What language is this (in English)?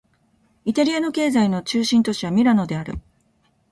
Japanese